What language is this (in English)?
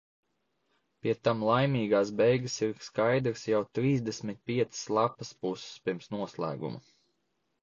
Latvian